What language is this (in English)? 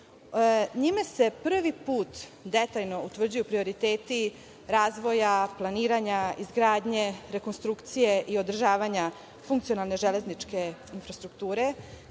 Serbian